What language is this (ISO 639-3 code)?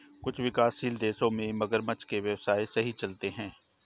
hin